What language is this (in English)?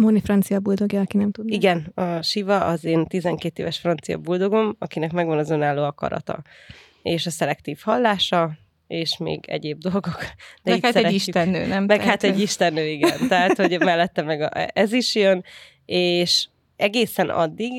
Hungarian